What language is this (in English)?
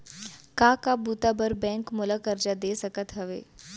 Chhattisgarhi